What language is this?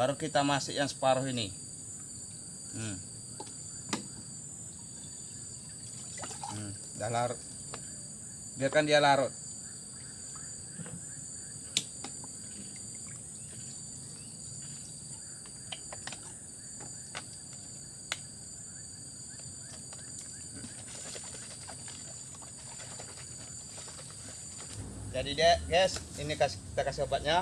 Indonesian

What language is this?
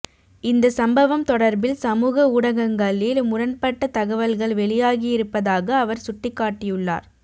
Tamil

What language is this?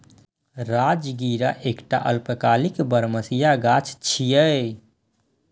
Maithili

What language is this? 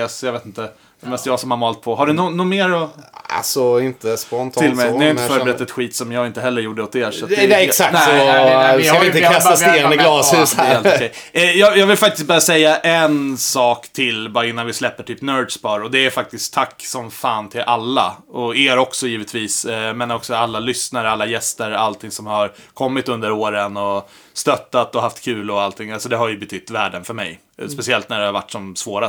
Swedish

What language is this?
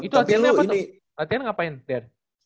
Indonesian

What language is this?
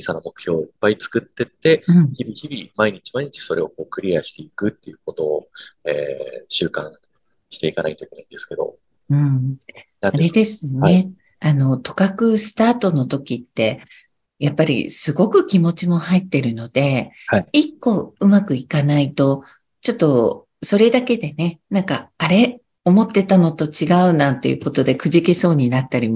Japanese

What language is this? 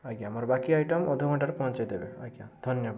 Odia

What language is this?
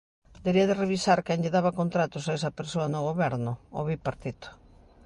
Galician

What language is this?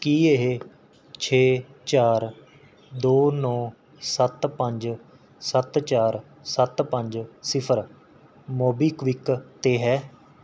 Punjabi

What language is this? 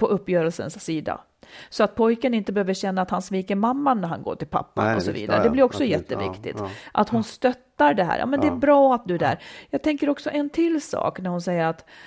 Swedish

